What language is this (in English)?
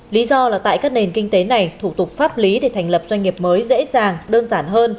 Vietnamese